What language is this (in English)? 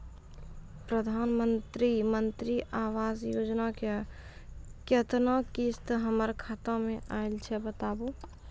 Maithili